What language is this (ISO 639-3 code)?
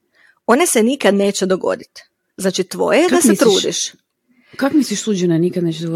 hrv